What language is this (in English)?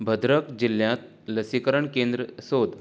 Konkani